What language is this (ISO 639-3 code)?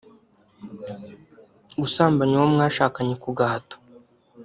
kin